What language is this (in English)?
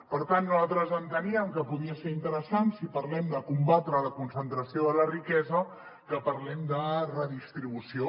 Catalan